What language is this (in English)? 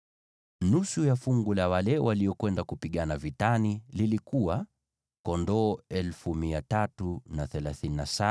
Swahili